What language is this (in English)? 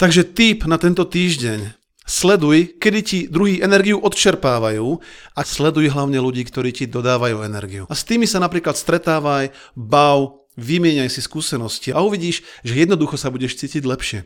Slovak